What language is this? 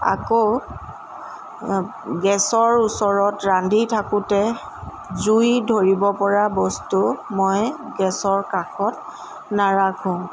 Assamese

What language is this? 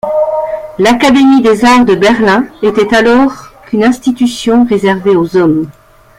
French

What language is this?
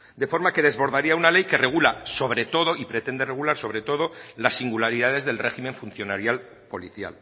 Spanish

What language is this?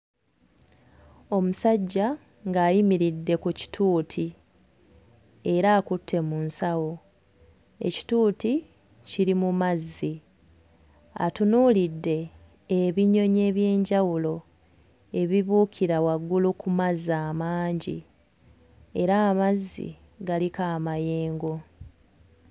Ganda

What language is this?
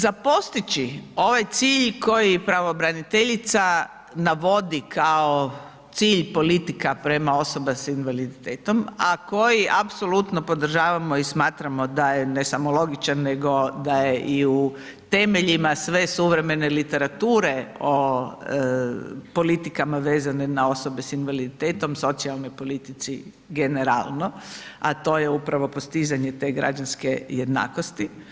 Croatian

